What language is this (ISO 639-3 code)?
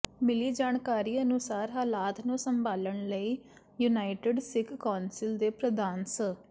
pan